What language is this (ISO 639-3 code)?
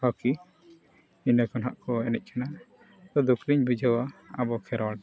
sat